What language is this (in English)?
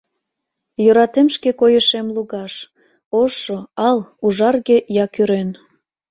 Mari